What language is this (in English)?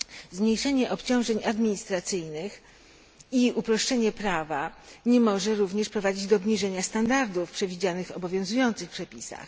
Polish